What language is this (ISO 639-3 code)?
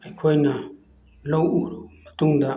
mni